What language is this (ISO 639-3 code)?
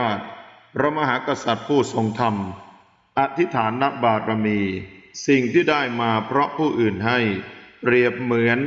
tha